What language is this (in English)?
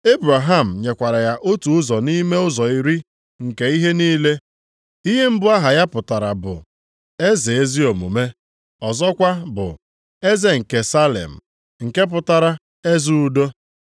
Igbo